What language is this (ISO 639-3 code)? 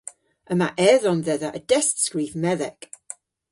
cor